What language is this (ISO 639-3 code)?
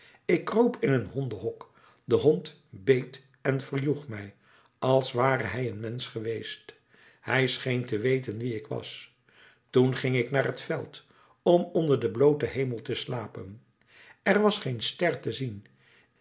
nld